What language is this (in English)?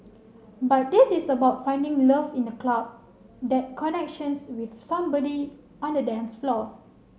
English